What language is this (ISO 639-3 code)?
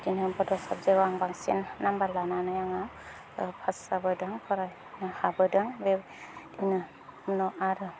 brx